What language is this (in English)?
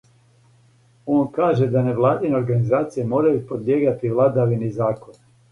Serbian